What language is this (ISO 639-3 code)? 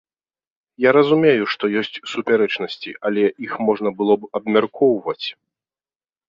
bel